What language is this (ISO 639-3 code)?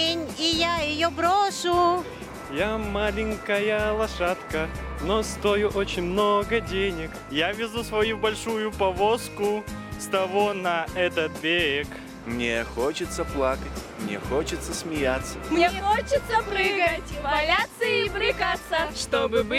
rus